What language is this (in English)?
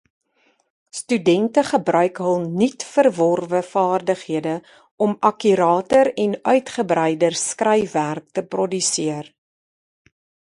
Afrikaans